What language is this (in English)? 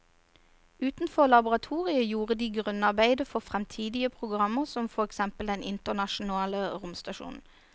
Norwegian